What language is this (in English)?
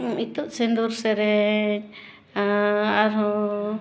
Santali